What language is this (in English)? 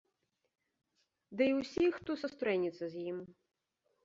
Belarusian